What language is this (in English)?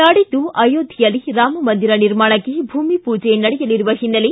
Kannada